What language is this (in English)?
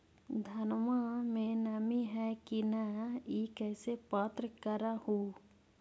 Magahi